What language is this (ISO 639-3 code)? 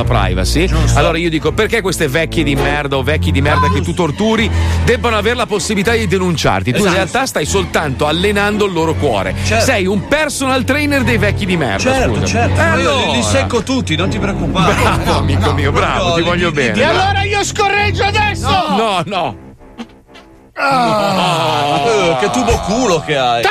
ita